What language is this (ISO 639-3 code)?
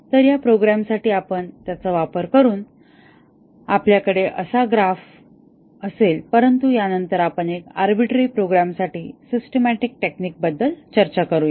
mar